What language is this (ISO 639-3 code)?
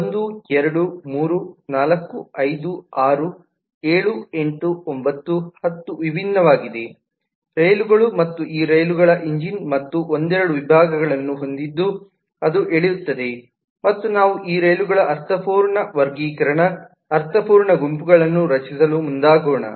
kan